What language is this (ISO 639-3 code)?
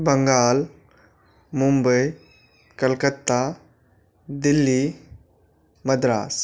mai